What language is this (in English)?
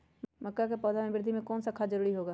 Magahi